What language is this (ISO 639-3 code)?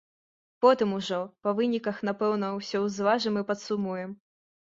bel